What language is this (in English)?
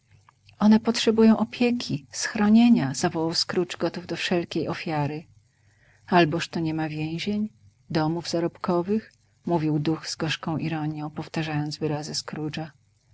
Polish